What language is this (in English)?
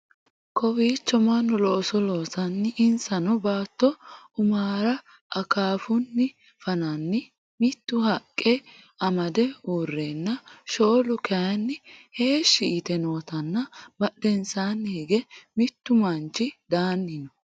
Sidamo